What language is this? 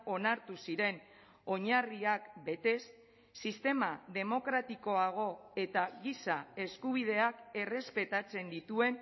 Basque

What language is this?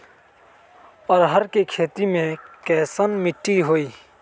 Magahi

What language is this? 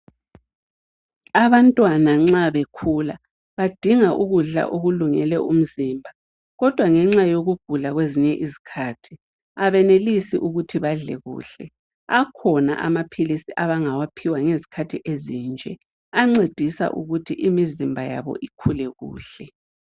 North Ndebele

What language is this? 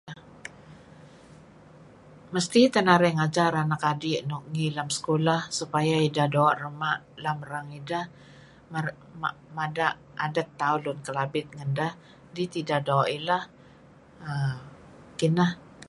Kelabit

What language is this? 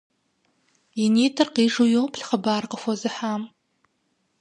Kabardian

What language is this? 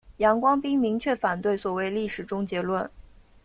Chinese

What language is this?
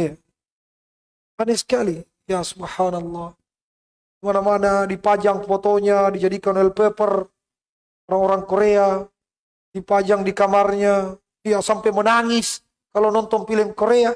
Indonesian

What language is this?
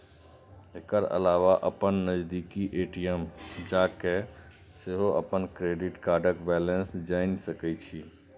Maithili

